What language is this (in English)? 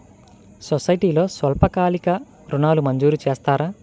Telugu